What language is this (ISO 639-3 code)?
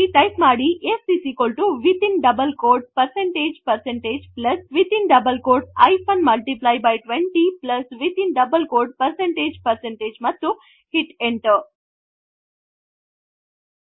kan